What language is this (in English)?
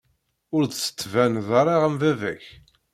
Kabyle